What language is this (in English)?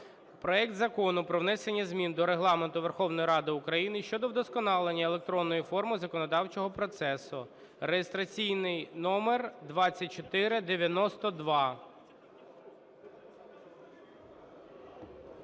Ukrainian